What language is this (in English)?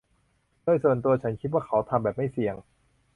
Thai